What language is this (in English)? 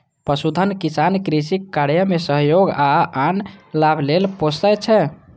Maithili